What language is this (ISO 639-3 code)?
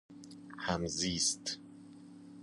fas